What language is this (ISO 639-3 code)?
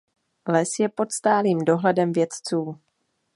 ces